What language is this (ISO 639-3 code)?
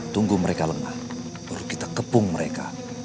ind